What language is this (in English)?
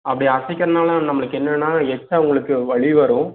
Tamil